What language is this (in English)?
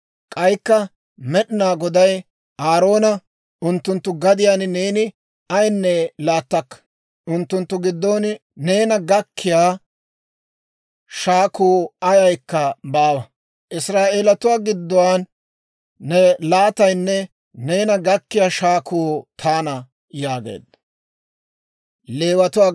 Dawro